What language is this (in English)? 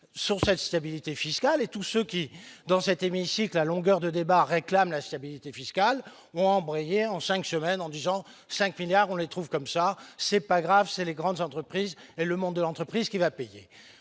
French